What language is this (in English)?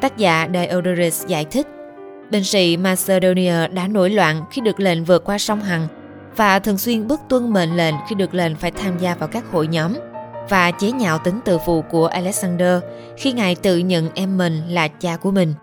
Vietnamese